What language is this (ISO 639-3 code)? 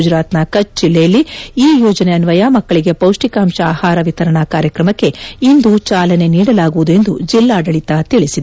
kan